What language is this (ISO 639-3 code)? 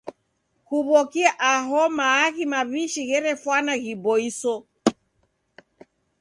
dav